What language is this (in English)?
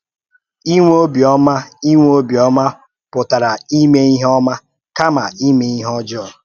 Igbo